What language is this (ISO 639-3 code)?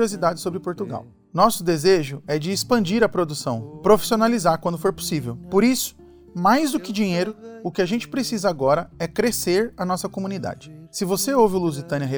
por